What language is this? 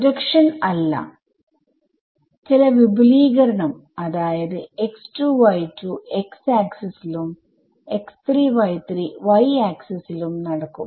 Malayalam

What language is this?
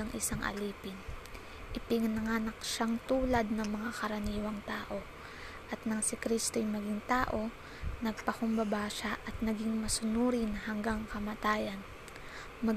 Filipino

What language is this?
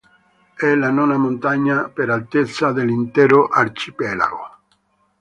Italian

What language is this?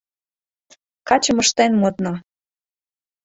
Mari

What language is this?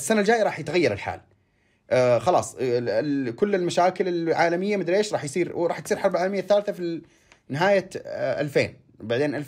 Arabic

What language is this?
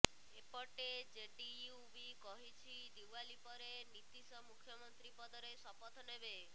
Odia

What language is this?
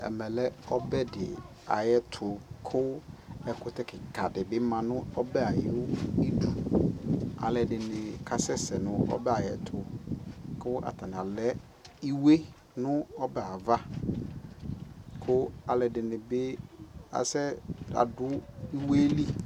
Ikposo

